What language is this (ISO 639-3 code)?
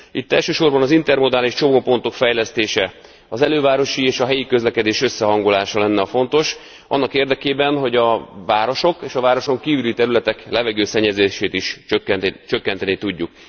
hun